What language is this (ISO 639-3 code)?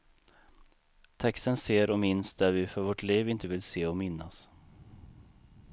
swe